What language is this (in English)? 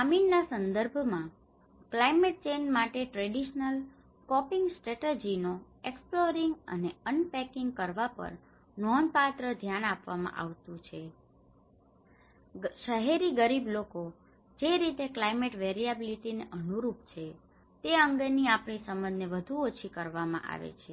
Gujarati